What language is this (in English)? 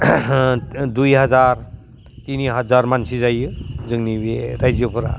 Bodo